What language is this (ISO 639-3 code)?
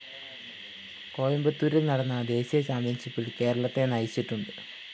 mal